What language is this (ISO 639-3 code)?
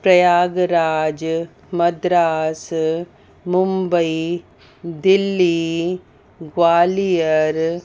snd